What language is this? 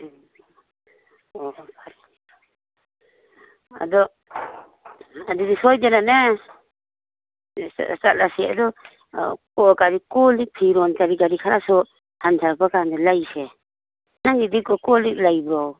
Manipuri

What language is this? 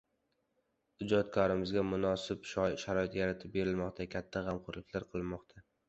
Uzbek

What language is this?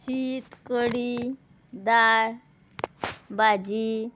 Konkani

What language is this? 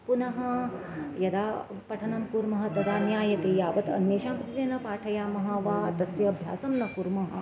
Sanskrit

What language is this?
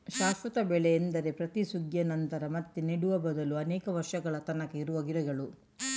Kannada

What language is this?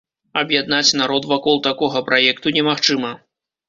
Belarusian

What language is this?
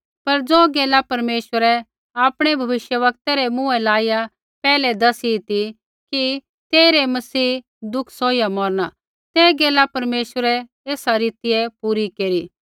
Kullu Pahari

